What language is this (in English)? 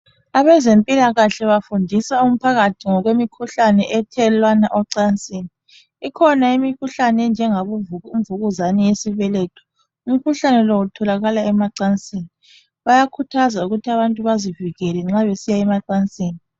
North Ndebele